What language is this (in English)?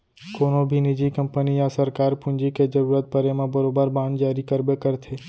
Chhattisgarhi